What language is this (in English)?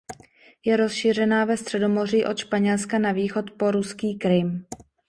Czech